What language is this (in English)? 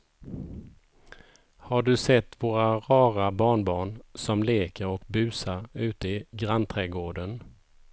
Swedish